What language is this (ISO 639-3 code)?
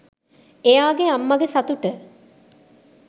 sin